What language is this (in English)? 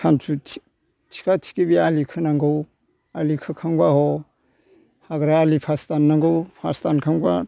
Bodo